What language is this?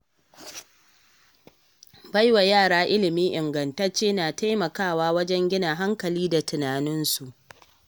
Hausa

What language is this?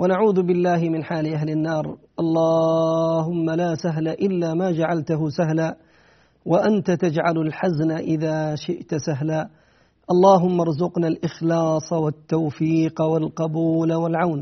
Arabic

